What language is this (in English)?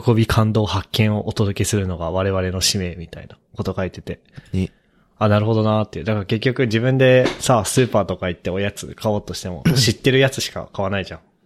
Japanese